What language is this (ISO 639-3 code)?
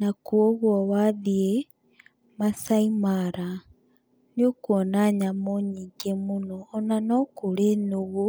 kik